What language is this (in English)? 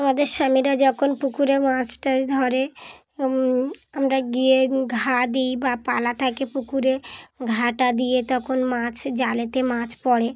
Bangla